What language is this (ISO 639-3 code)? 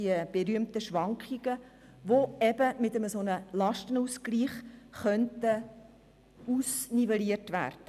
gsw